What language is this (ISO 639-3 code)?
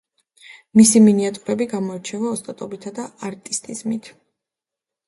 kat